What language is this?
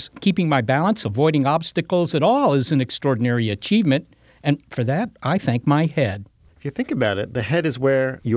English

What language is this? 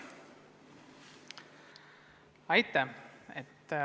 Estonian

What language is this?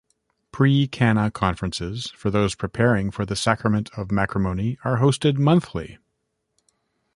English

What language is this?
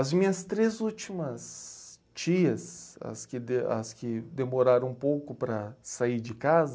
Portuguese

